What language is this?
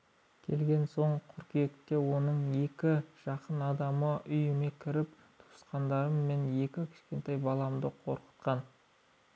Kazakh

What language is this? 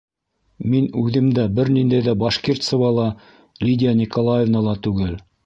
Bashkir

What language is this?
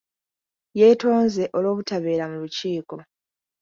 Ganda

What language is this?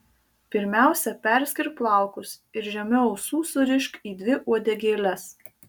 Lithuanian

